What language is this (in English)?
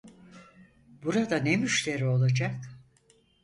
Turkish